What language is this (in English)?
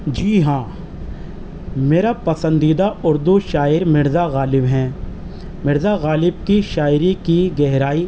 Urdu